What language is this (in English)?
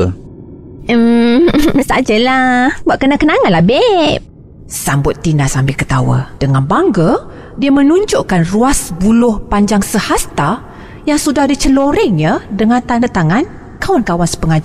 Malay